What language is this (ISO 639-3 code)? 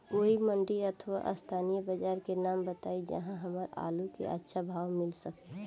bho